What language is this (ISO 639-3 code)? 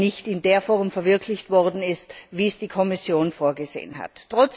deu